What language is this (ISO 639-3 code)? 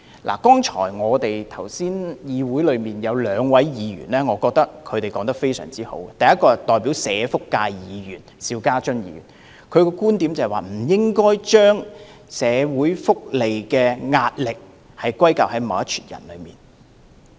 yue